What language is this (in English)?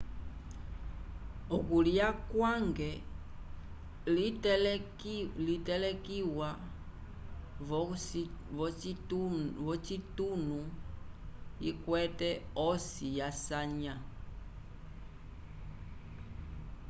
Umbundu